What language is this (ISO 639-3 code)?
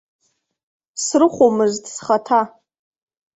abk